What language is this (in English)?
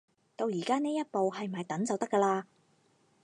Cantonese